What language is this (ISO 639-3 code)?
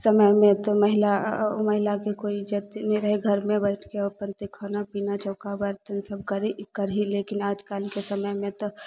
mai